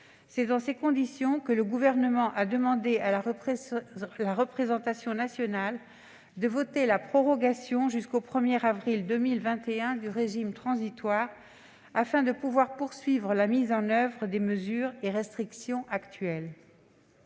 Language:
French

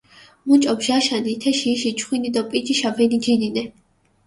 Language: Mingrelian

